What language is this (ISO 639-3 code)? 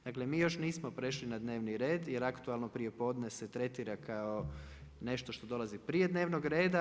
hrv